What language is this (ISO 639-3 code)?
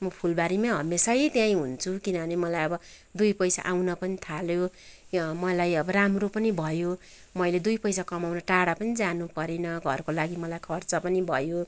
nep